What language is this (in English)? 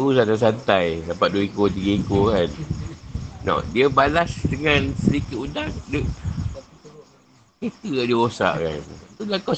Malay